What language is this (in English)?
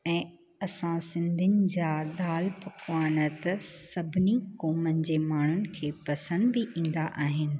Sindhi